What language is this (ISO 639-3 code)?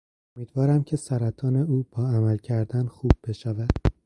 fas